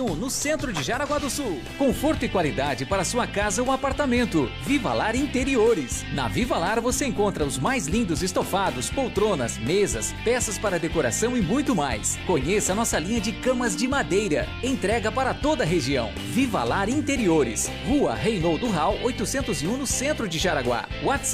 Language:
Portuguese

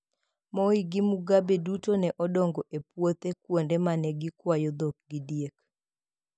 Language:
Luo (Kenya and Tanzania)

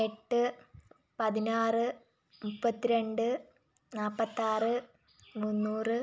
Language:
Malayalam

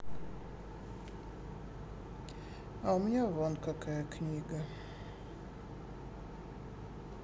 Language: Russian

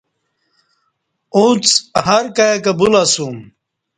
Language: Kati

